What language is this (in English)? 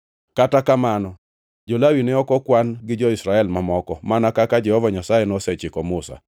Luo (Kenya and Tanzania)